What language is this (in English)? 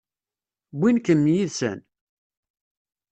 Kabyle